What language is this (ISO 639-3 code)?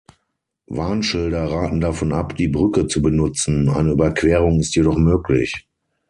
deu